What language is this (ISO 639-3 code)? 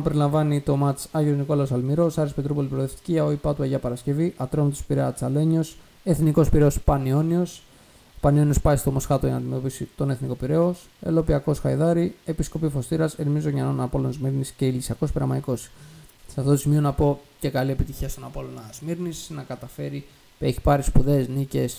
ell